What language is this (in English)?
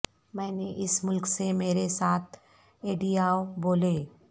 Urdu